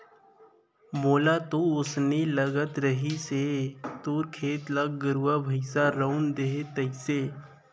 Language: Chhattisgarhi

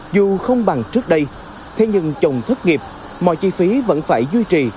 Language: Vietnamese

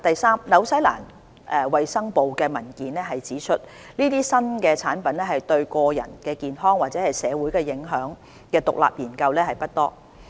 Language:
Cantonese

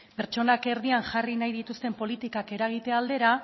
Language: Basque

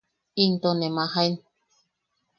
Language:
Yaqui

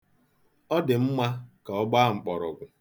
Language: Igbo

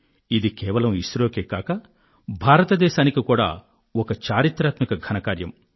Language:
Telugu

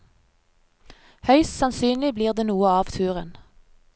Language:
Norwegian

